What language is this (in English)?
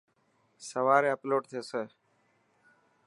Dhatki